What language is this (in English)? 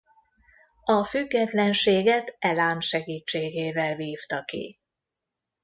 Hungarian